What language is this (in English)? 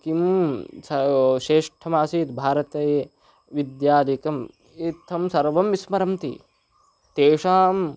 Sanskrit